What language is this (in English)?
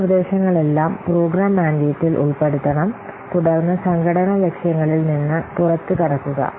Malayalam